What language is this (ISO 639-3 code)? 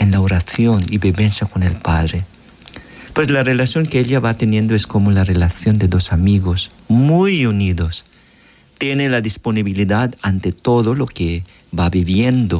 spa